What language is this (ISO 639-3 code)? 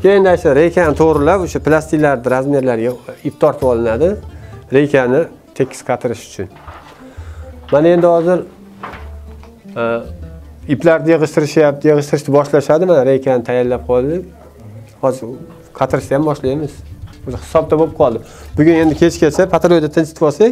tur